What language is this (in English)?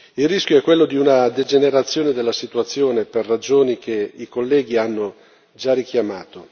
Italian